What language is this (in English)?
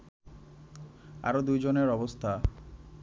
Bangla